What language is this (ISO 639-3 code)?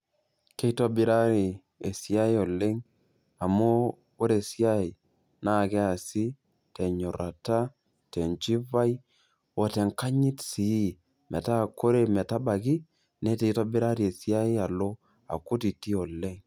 mas